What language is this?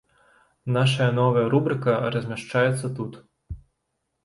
Belarusian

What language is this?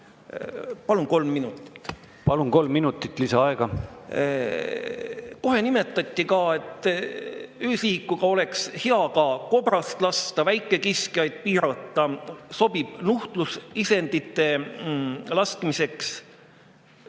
Estonian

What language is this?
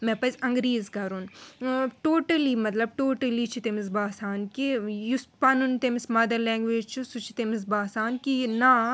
Kashmiri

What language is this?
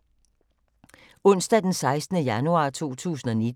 Danish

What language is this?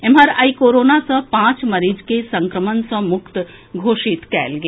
Maithili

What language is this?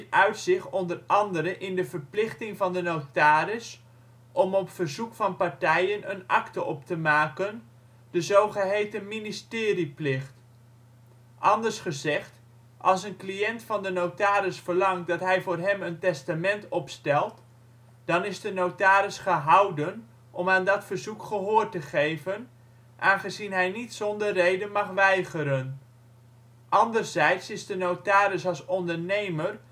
Dutch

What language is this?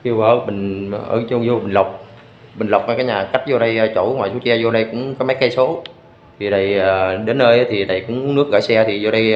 Vietnamese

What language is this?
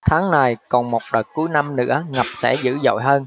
Vietnamese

